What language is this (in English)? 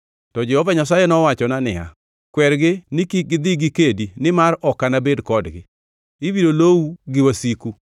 Luo (Kenya and Tanzania)